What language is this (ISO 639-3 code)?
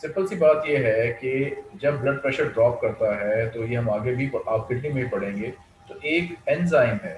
hin